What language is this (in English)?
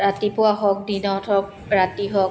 Assamese